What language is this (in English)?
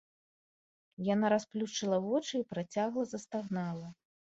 Belarusian